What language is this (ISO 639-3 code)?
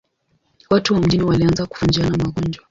swa